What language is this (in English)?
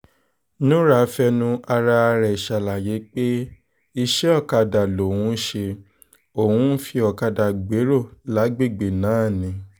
Yoruba